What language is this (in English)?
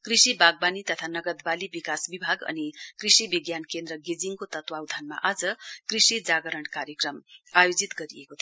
Nepali